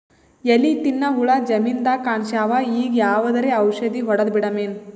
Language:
Kannada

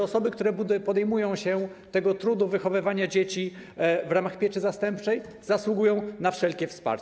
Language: Polish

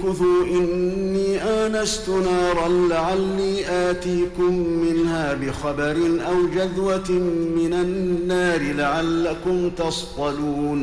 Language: Arabic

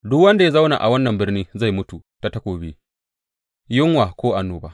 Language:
Hausa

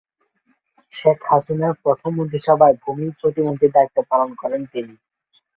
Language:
Bangla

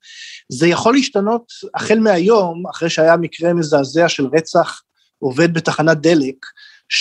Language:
Hebrew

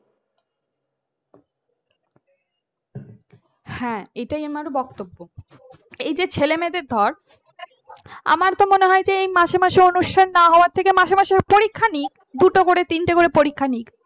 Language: Bangla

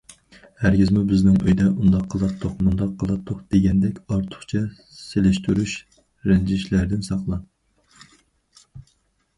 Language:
Uyghur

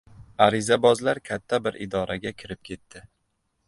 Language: Uzbek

